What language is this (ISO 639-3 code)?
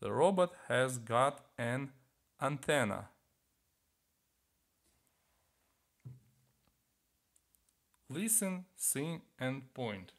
ukr